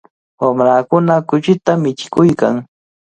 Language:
Cajatambo North Lima Quechua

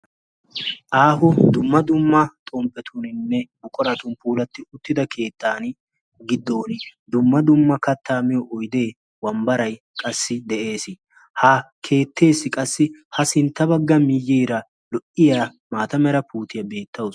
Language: Wolaytta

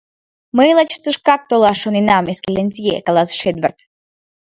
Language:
Mari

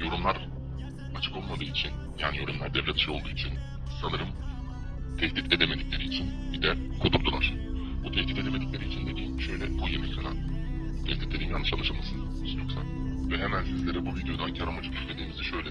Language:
Turkish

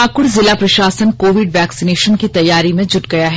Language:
Hindi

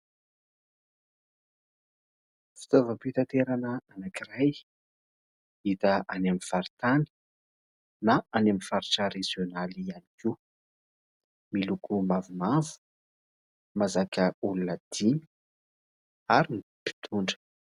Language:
Malagasy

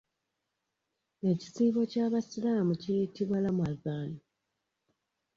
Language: Ganda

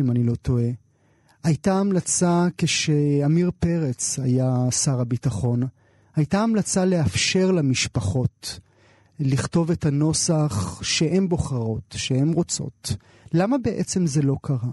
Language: Hebrew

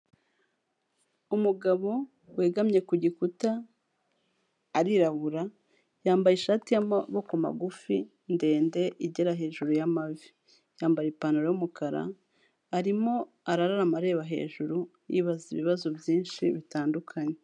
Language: Kinyarwanda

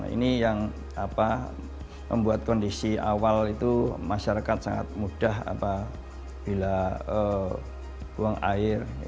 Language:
Indonesian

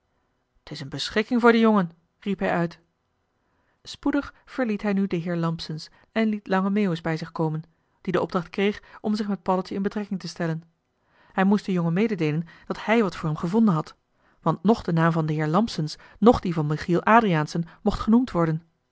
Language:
Dutch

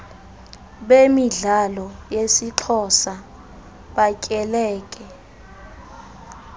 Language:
Xhosa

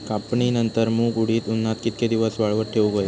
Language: Marathi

